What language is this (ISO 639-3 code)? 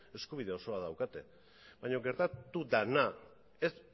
eus